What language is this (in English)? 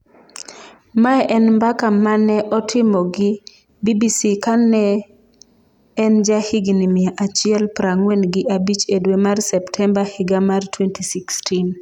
Luo (Kenya and Tanzania)